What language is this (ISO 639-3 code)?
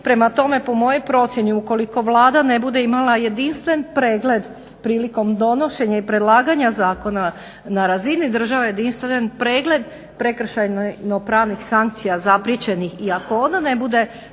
hrv